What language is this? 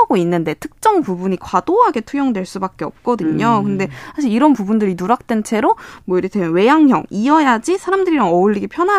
Korean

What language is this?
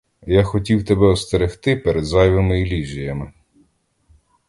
Ukrainian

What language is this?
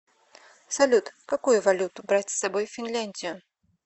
Russian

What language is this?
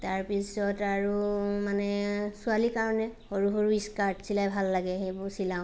Assamese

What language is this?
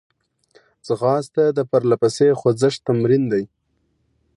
Pashto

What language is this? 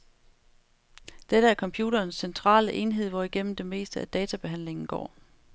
Danish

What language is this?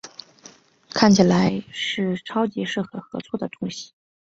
Chinese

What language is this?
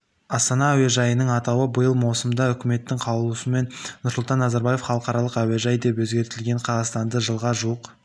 Kazakh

